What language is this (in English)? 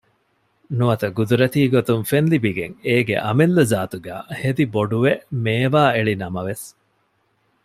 Divehi